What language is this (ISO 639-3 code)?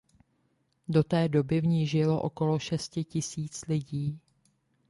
ces